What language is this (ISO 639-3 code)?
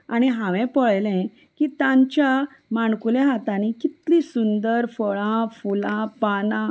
kok